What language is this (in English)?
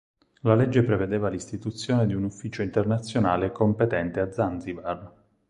Italian